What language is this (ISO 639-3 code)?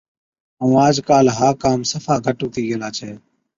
odk